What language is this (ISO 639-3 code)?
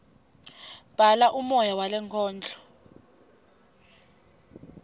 ssw